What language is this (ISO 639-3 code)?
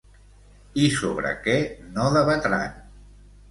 cat